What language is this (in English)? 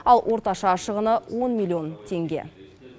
Kazakh